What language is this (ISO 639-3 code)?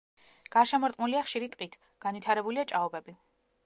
kat